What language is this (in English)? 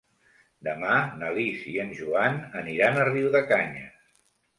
Catalan